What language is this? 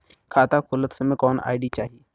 Bhojpuri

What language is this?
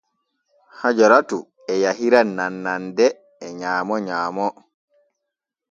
Borgu Fulfulde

